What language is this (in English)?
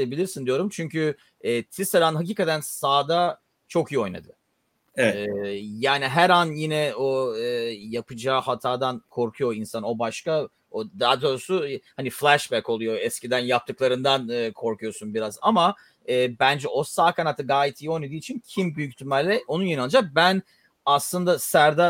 Turkish